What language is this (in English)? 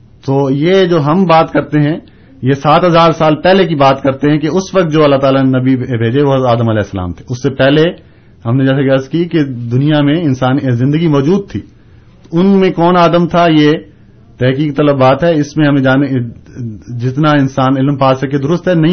Urdu